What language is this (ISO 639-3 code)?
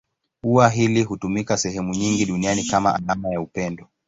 swa